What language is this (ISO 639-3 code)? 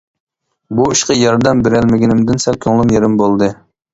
uig